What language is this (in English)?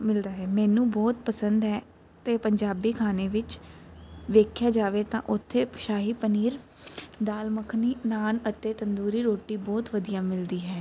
Punjabi